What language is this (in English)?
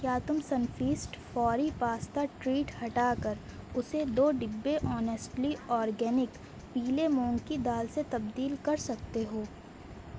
Urdu